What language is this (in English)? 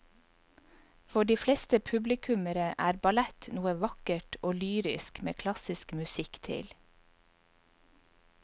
Norwegian